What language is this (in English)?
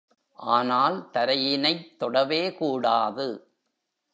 Tamil